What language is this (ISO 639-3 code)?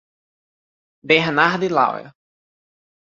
por